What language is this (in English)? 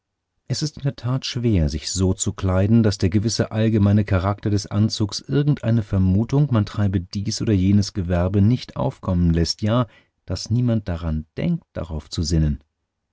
German